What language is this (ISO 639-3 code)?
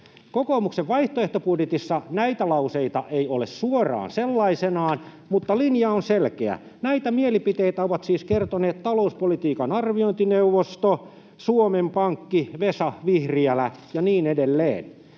fin